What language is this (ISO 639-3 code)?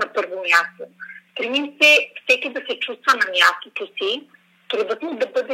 bul